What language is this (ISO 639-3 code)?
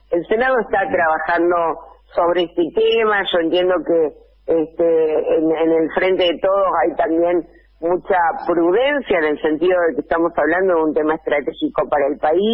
spa